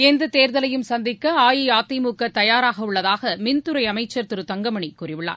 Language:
Tamil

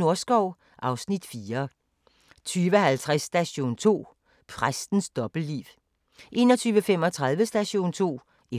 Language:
Danish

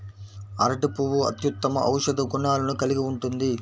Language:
Telugu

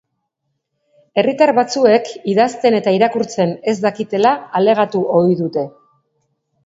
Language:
Basque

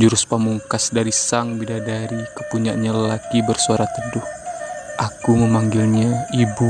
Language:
Indonesian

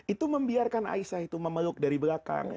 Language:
Indonesian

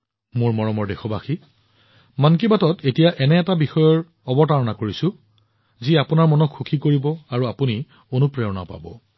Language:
Assamese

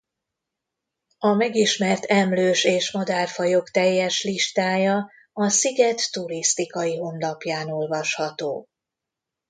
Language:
Hungarian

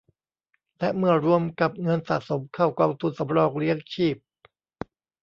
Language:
Thai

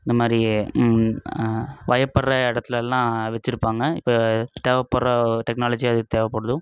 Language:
Tamil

